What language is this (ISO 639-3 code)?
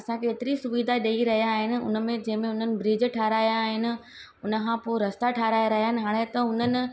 snd